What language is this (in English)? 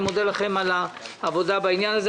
Hebrew